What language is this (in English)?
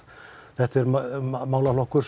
Icelandic